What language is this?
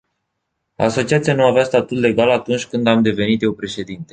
Romanian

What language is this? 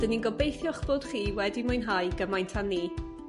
Welsh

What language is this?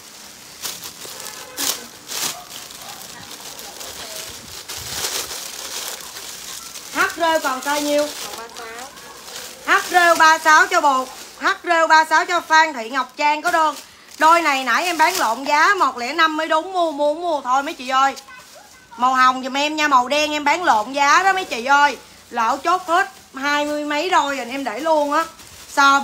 Vietnamese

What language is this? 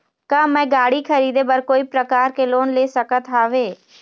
Chhattisgarhi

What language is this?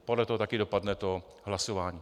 Czech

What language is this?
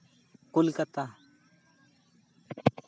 Santali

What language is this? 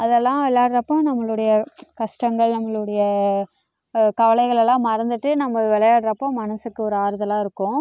Tamil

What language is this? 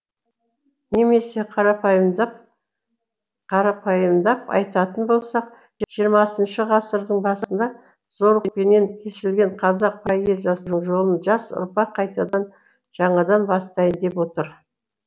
Kazakh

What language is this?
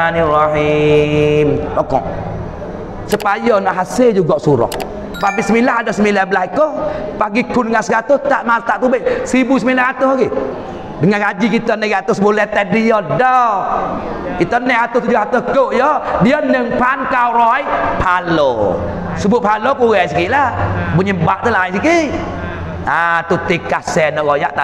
Malay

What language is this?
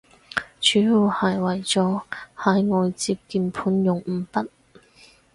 Cantonese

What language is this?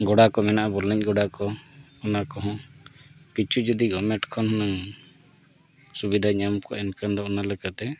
Santali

